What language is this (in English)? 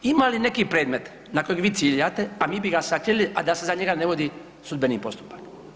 Croatian